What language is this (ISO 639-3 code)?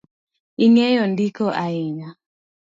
luo